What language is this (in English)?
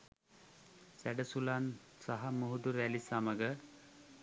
Sinhala